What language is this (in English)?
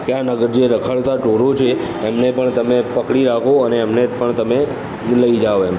Gujarati